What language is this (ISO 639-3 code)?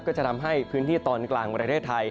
tha